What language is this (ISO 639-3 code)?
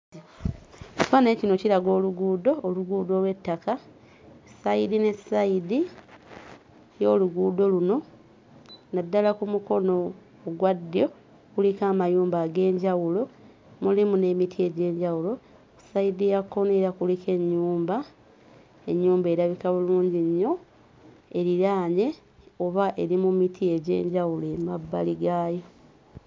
lug